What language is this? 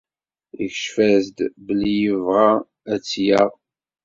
Kabyle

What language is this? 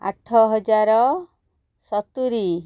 Odia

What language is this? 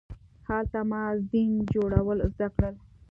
Pashto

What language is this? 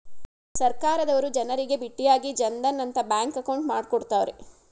Kannada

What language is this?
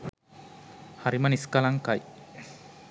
Sinhala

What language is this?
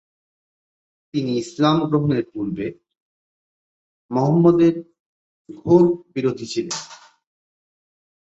Bangla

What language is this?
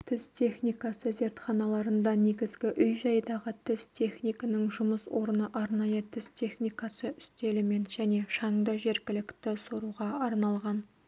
Kazakh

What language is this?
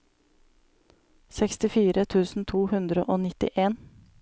Norwegian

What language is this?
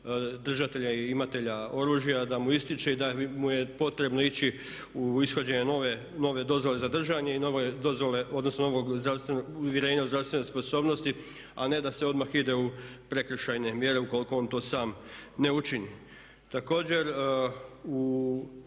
Croatian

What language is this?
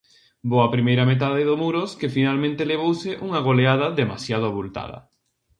Galician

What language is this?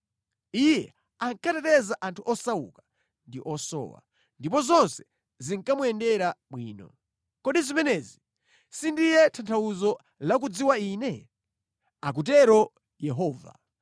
Nyanja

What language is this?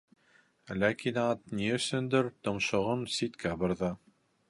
Bashkir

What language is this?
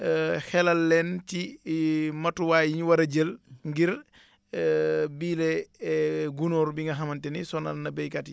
Wolof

